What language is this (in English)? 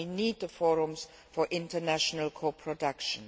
English